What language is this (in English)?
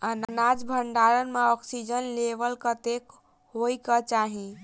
Maithili